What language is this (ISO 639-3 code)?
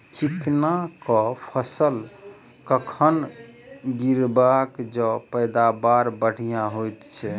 mai